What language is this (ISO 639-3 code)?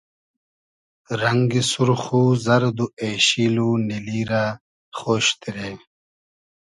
haz